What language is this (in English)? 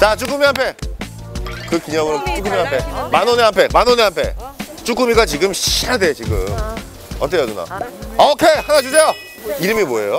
Korean